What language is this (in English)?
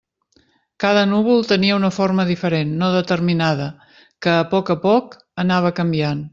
Catalan